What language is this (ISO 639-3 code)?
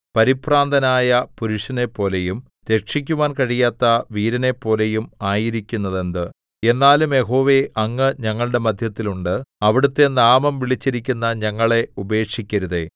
mal